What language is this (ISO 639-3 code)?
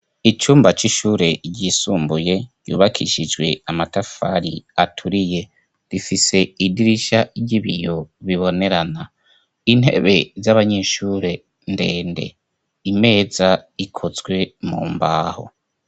run